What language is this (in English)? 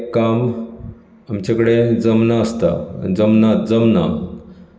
Konkani